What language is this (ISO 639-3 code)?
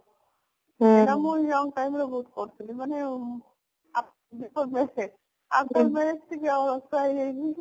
ori